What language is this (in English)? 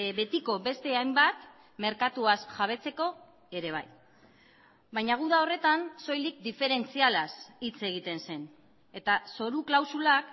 Basque